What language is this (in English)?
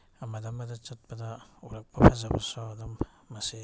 Manipuri